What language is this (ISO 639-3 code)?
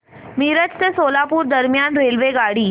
mar